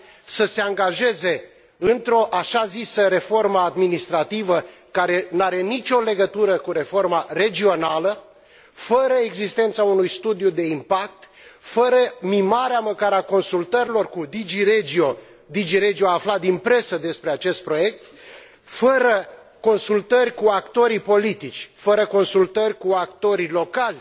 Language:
Romanian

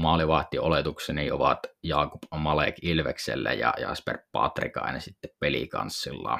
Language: Finnish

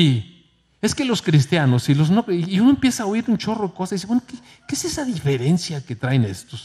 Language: Spanish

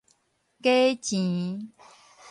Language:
Min Nan Chinese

